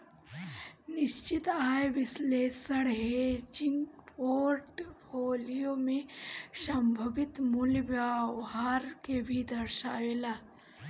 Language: Bhojpuri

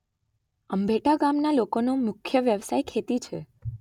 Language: Gujarati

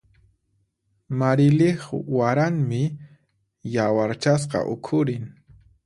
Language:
Puno Quechua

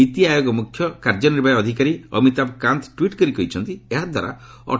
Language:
Odia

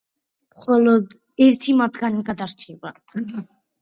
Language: Georgian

